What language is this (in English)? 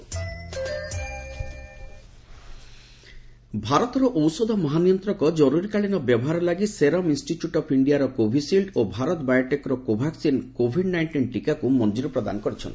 Odia